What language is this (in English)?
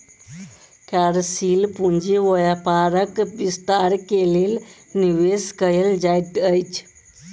Maithili